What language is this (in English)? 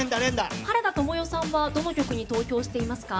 Japanese